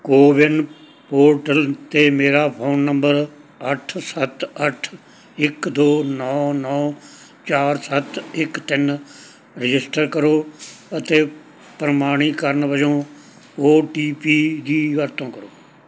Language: Punjabi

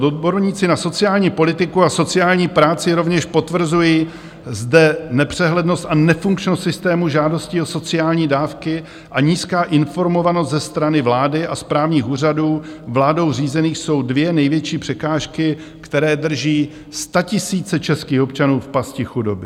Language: Czech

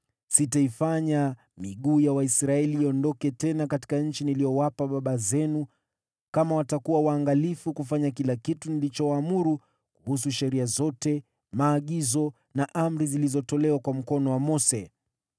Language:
Swahili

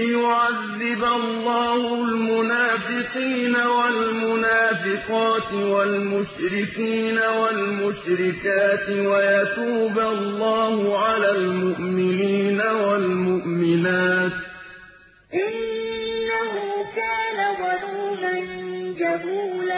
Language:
Arabic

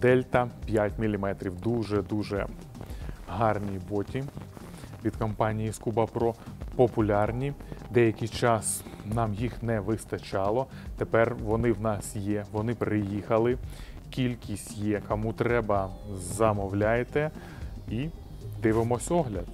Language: Ukrainian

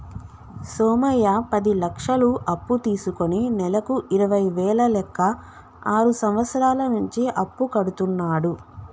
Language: Telugu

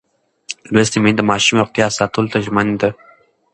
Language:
Pashto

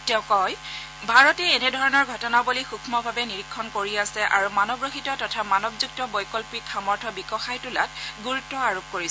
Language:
Assamese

